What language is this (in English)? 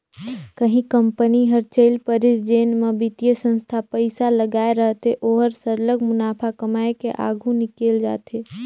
Chhattisgarhi